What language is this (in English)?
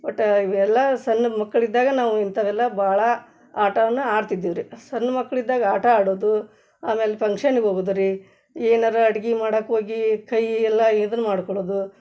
Kannada